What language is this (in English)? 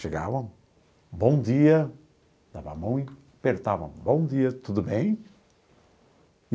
Portuguese